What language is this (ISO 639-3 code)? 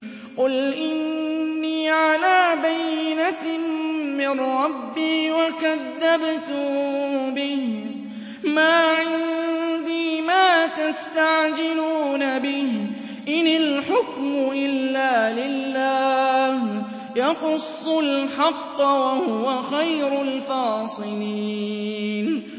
ara